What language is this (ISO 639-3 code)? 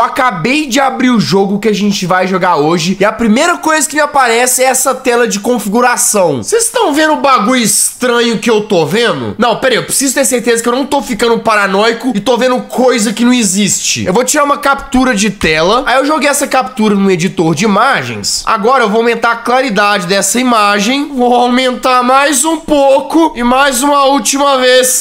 por